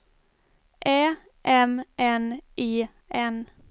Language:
Swedish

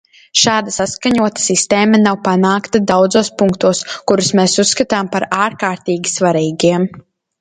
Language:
Latvian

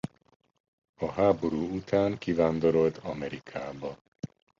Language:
Hungarian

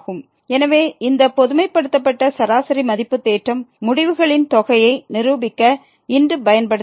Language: Tamil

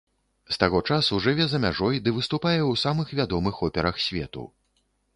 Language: Belarusian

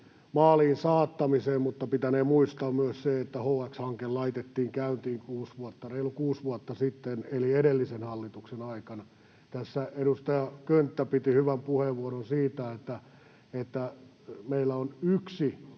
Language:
Finnish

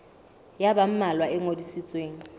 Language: Southern Sotho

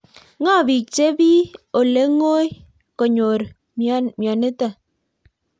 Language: Kalenjin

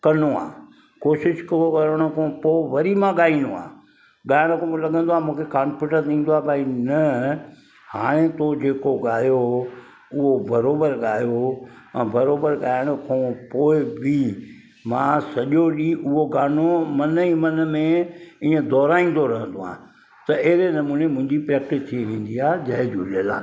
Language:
Sindhi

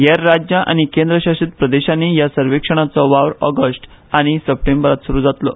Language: Konkani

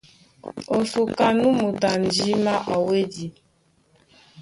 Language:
Duala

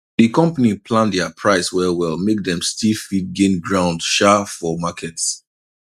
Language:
Nigerian Pidgin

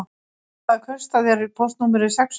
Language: Icelandic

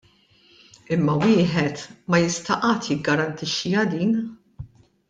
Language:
Maltese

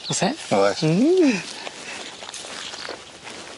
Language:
Welsh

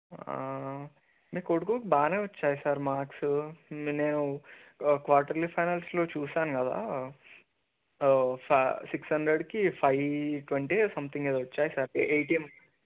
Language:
Telugu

